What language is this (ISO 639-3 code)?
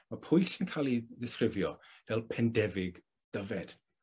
cym